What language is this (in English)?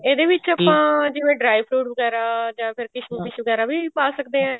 Punjabi